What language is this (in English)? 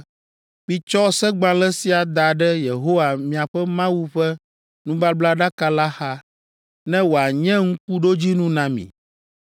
Ewe